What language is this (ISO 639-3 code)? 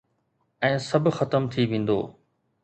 snd